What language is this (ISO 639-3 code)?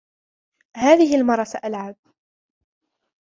ara